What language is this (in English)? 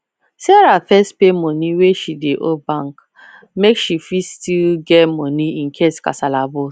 Nigerian Pidgin